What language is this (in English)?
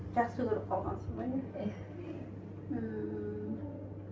Kazakh